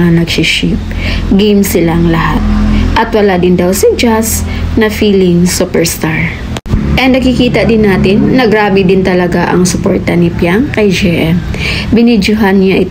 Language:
Filipino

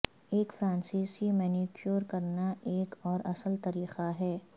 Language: Urdu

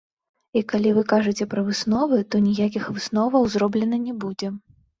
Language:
Belarusian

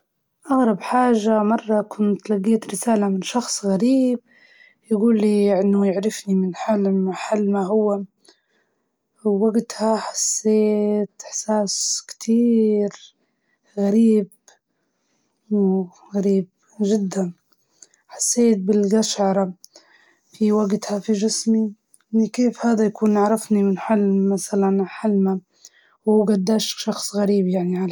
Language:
Libyan Arabic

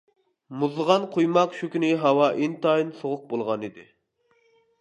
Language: Uyghur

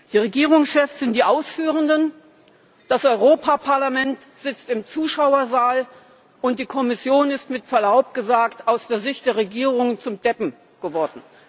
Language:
German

